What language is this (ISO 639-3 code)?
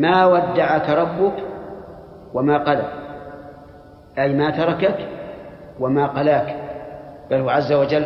ara